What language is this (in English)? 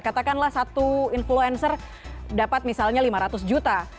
Indonesian